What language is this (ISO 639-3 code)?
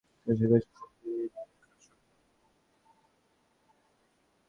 ben